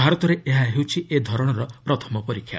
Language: Odia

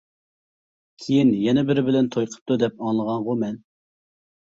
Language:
Uyghur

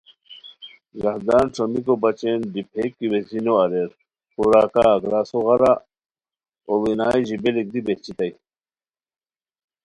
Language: Khowar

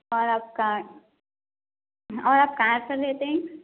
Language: Urdu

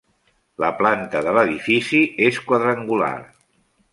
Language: Catalan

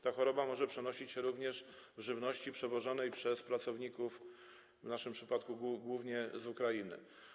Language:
Polish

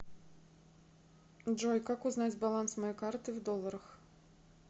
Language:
Russian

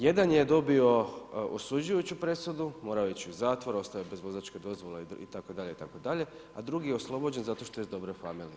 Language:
Croatian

